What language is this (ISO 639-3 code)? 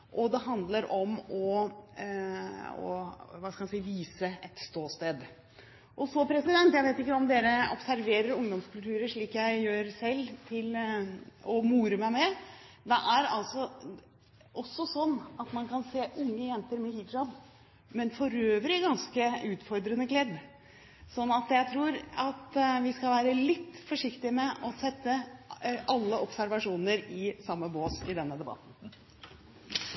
nob